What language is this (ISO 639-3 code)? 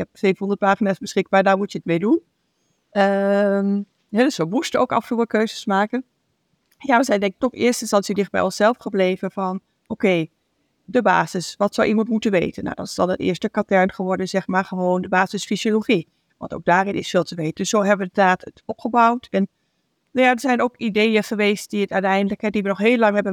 nld